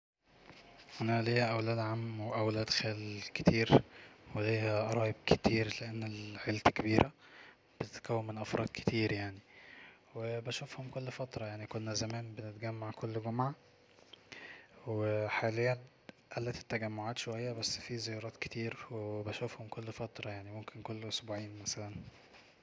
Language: Egyptian Arabic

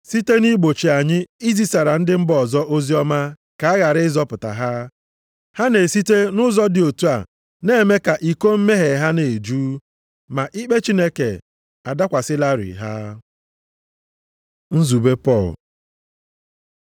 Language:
Igbo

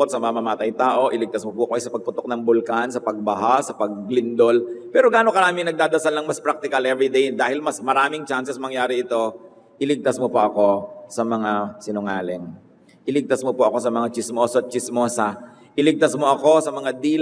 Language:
Filipino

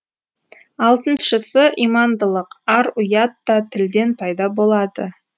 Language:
Kazakh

